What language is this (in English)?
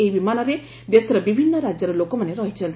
Odia